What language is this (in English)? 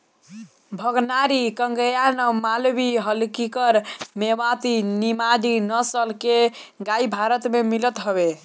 Bhojpuri